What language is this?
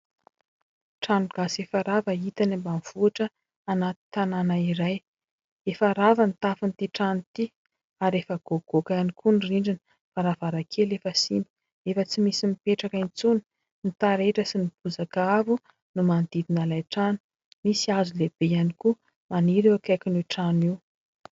Malagasy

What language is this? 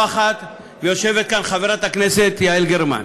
Hebrew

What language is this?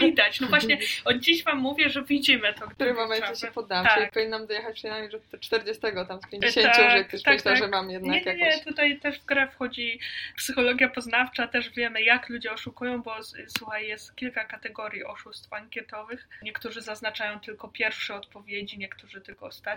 Polish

